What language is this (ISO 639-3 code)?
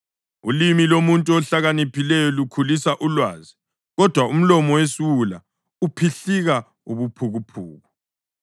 nde